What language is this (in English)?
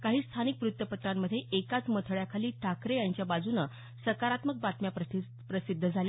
Marathi